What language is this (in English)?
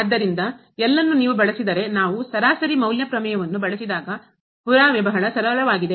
Kannada